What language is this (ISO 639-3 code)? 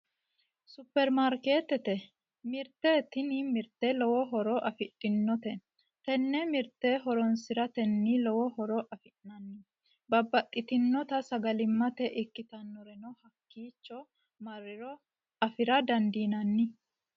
sid